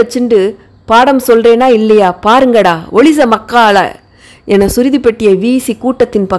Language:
Romanian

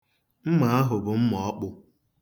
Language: Igbo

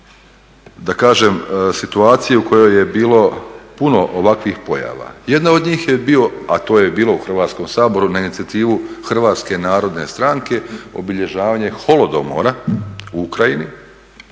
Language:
Croatian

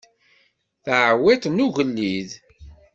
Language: Kabyle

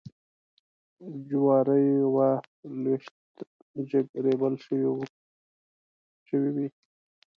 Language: Pashto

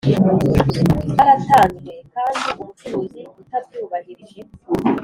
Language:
Kinyarwanda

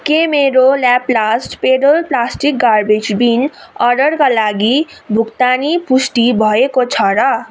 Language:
Nepali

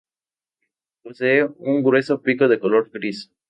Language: Spanish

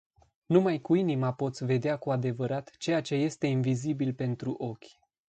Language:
Romanian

